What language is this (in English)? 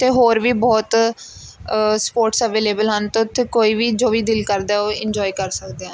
Punjabi